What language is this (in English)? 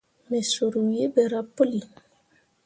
Mundang